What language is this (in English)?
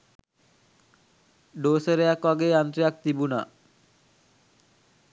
Sinhala